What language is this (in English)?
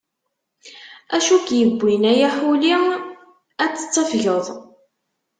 Kabyle